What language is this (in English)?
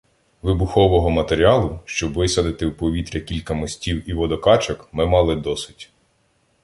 Ukrainian